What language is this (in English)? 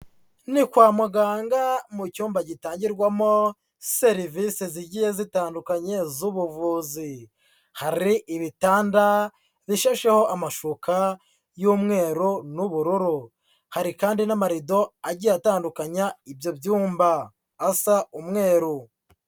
Kinyarwanda